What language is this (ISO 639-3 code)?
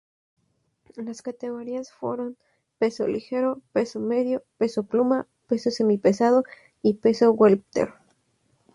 spa